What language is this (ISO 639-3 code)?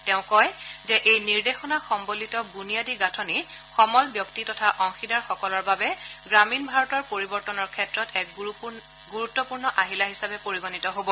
asm